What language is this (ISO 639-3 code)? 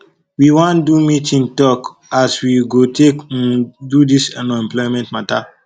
pcm